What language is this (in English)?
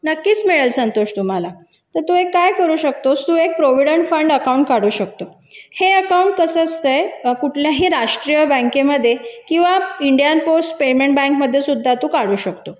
Marathi